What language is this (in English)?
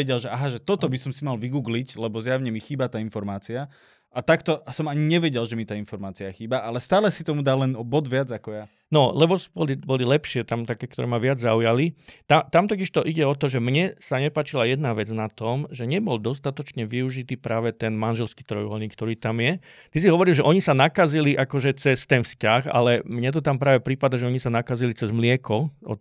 Slovak